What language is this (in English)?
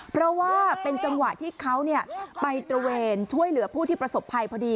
Thai